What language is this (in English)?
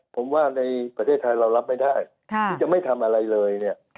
Thai